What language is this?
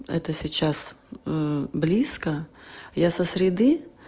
Russian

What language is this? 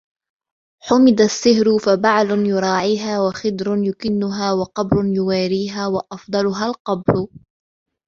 Arabic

